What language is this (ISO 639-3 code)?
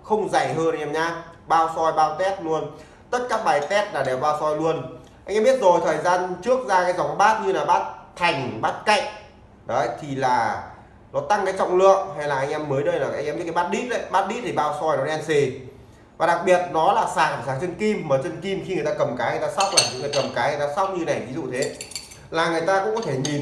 vie